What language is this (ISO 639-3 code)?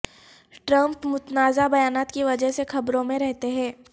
urd